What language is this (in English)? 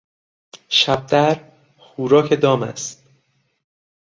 Persian